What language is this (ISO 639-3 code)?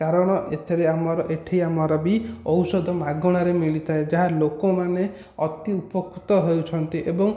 ori